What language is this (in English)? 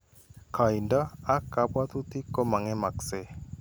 Kalenjin